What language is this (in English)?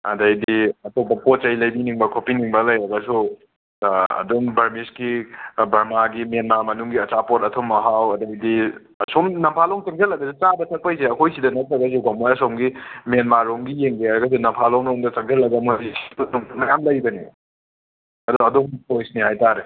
Manipuri